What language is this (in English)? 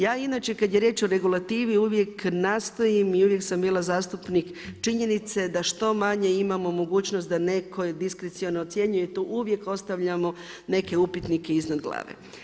Croatian